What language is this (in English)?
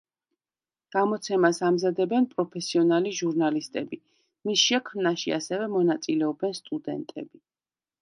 Georgian